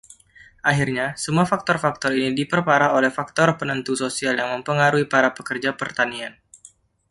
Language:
Indonesian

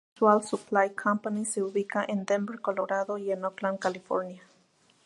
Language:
Spanish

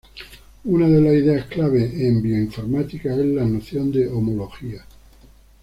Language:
Spanish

